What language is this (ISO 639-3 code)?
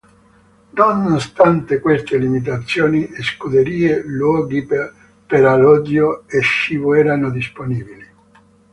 ita